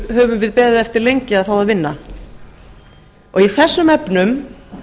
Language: Icelandic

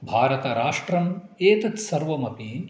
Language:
Sanskrit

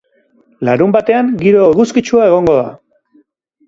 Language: Basque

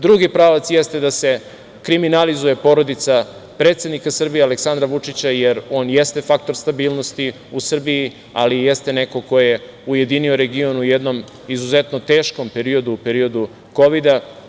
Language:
Serbian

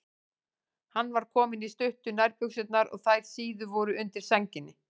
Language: Icelandic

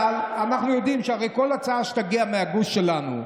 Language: Hebrew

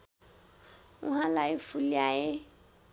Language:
Nepali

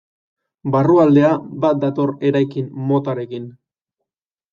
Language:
Basque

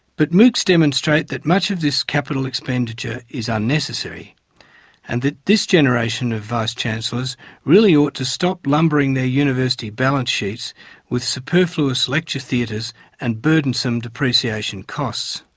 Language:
English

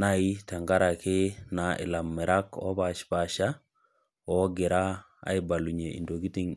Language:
Masai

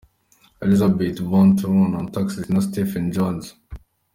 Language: Kinyarwanda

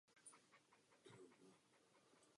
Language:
Czech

